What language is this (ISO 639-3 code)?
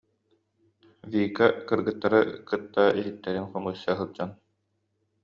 sah